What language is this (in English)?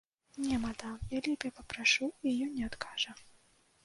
Belarusian